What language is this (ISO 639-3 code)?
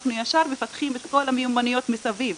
heb